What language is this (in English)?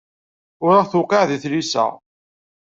Kabyle